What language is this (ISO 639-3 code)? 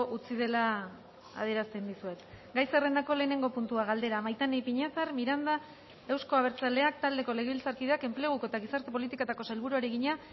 eus